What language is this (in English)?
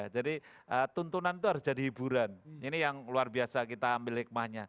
Indonesian